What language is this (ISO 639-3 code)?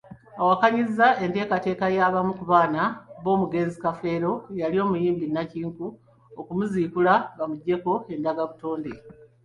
lug